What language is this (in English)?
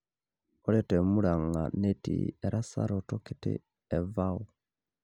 Masai